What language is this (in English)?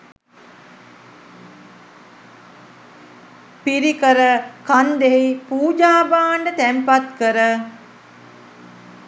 Sinhala